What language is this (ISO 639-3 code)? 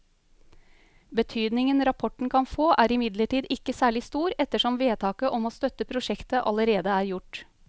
nor